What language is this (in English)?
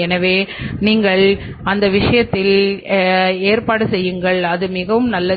Tamil